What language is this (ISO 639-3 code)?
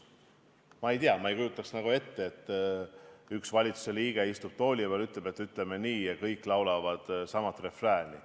est